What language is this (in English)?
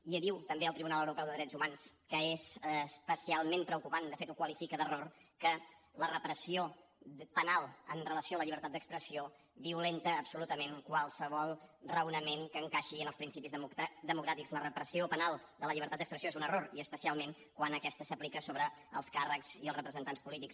Catalan